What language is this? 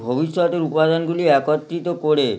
Bangla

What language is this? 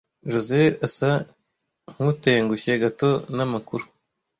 Kinyarwanda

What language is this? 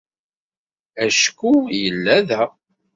Kabyle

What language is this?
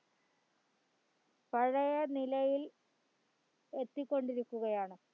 Malayalam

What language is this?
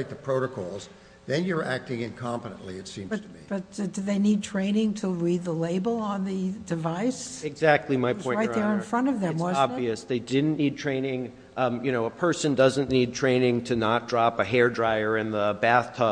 English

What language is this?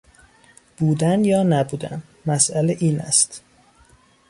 Persian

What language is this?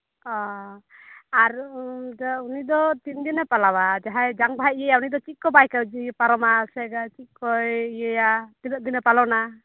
Santali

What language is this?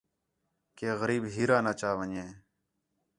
Khetrani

